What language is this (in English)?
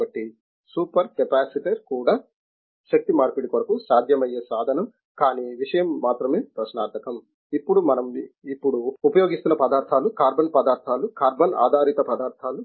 Telugu